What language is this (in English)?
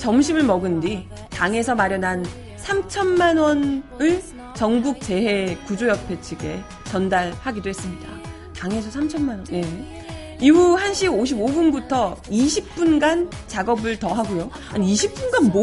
Korean